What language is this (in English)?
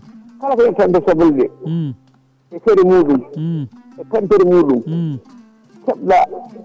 Fula